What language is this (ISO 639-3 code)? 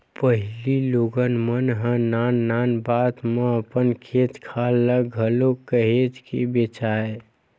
hne